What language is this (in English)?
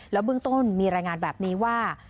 Thai